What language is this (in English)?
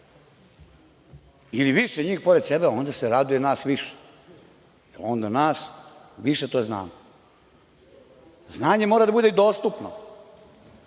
Serbian